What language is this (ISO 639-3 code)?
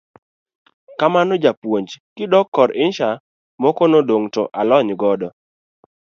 luo